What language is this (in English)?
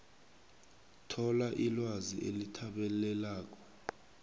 South Ndebele